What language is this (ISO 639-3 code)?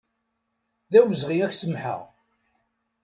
kab